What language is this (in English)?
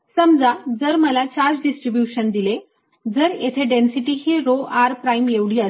Marathi